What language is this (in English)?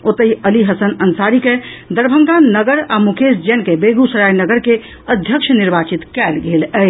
Maithili